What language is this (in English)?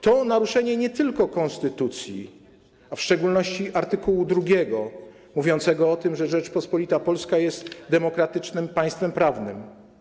Polish